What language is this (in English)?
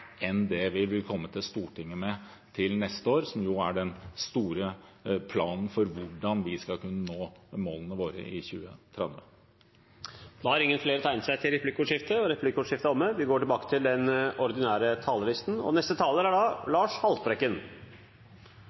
Norwegian